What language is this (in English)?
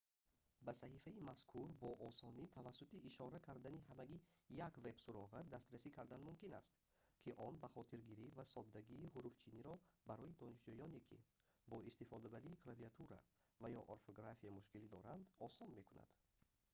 Tajik